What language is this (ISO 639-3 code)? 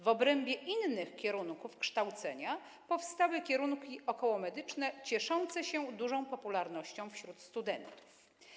pol